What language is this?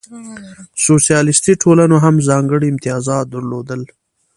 Pashto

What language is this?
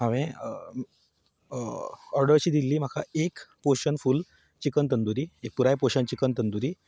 Konkani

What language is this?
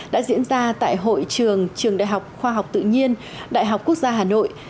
Vietnamese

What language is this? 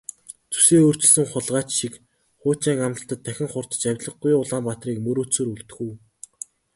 Mongolian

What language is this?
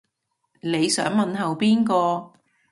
Cantonese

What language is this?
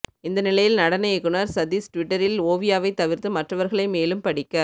Tamil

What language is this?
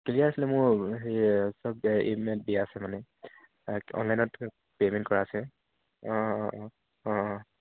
Assamese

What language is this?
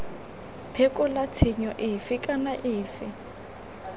Tswana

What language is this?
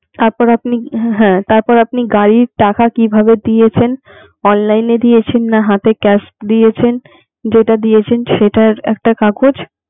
Bangla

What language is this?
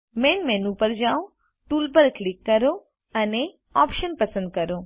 Gujarati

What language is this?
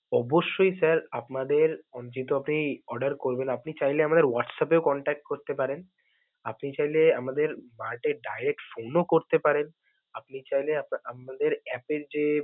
Bangla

